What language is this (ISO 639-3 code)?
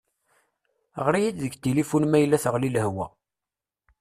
kab